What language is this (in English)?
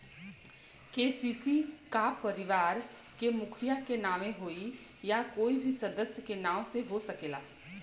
Bhojpuri